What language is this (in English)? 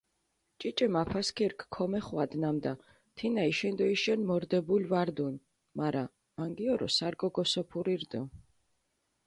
Mingrelian